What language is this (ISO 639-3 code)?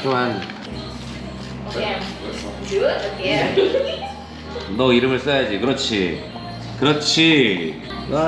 kor